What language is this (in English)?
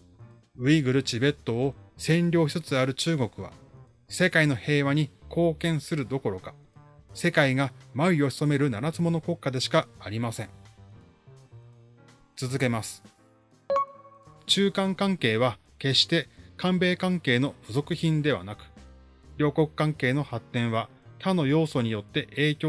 Japanese